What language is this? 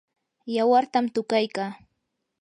Yanahuanca Pasco Quechua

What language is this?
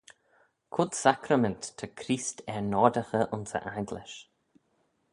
Manx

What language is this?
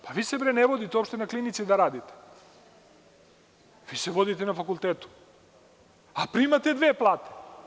Serbian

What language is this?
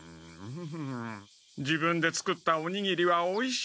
Japanese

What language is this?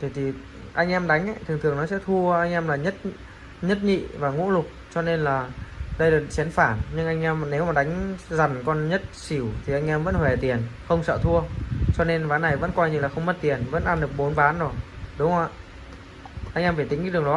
Vietnamese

